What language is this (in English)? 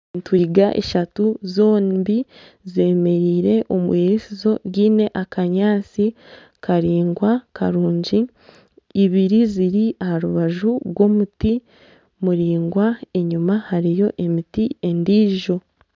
Nyankole